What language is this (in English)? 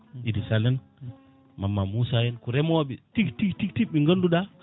Fula